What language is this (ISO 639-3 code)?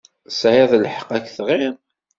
kab